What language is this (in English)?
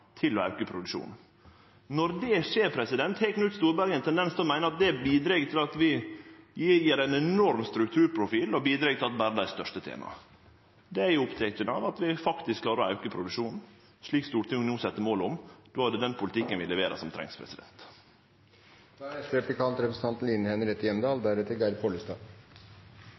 Norwegian Nynorsk